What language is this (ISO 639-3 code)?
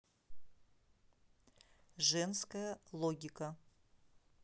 rus